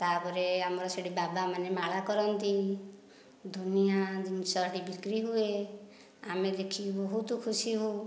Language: Odia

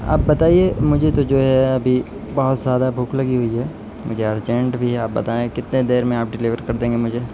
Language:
Urdu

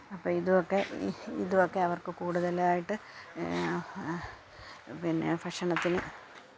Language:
Malayalam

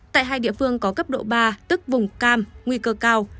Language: Vietnamese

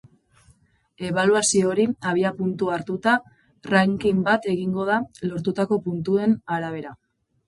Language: Basque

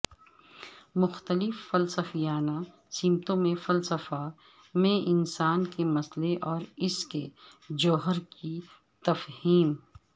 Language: Urdu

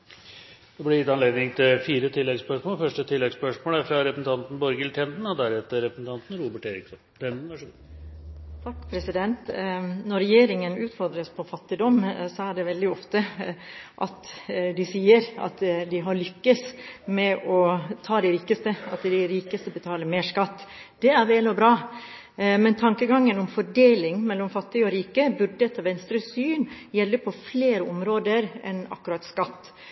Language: Norwegian Bokmål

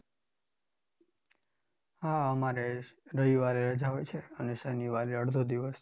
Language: Gujarati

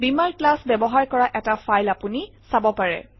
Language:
Assamese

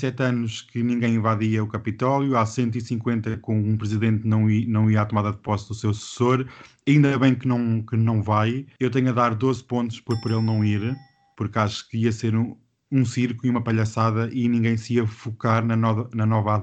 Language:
Portuguese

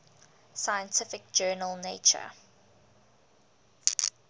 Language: English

